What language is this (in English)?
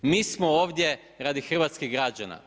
Croatian